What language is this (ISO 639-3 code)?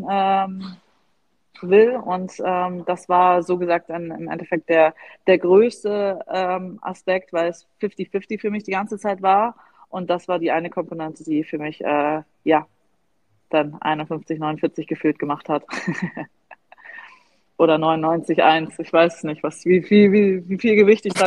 deu